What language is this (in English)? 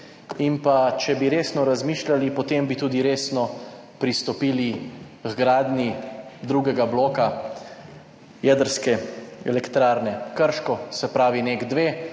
Slovenian